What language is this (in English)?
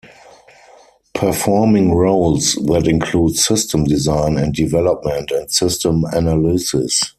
English